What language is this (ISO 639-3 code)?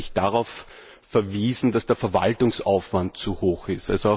deu